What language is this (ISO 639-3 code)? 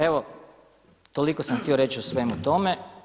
hrv